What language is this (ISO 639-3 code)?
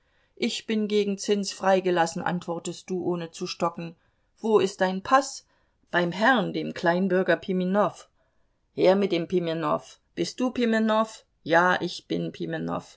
deu